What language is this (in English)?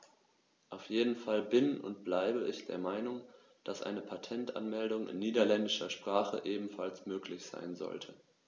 German